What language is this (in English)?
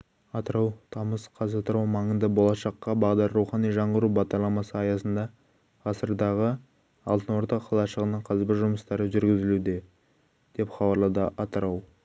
Kazakh